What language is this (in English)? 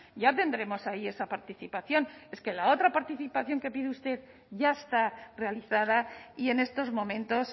Spanish